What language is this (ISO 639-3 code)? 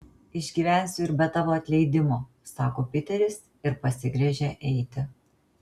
lit